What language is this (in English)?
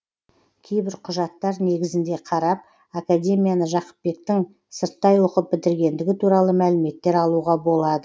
Kazakh